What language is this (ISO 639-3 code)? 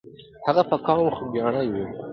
pus